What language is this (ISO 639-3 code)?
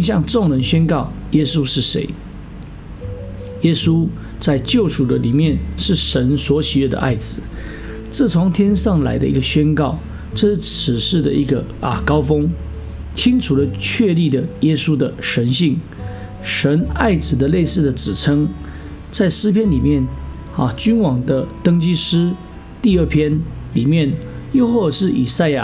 zho